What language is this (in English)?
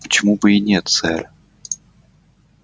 Russian